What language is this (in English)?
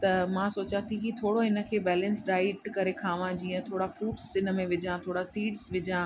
Sindhi